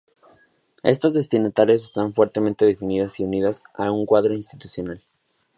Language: Spanish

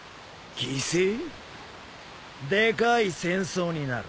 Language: Japanese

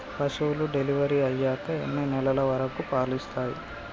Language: Telugu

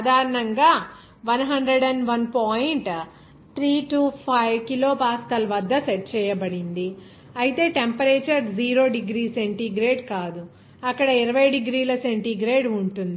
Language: Telugu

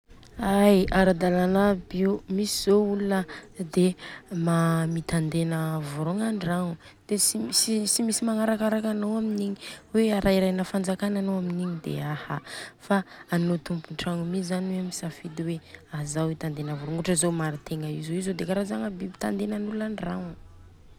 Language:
Southern Betsimisaraka Malagasy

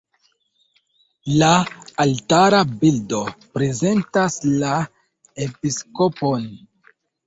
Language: Esperanto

